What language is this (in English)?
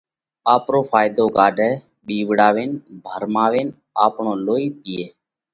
Parkari Koli